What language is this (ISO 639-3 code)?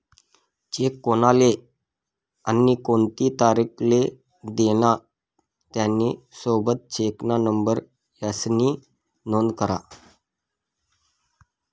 mar